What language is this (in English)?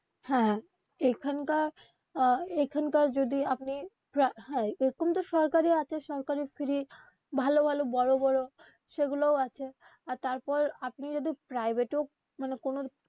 Bangla